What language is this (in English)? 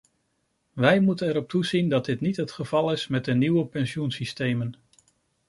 Dutch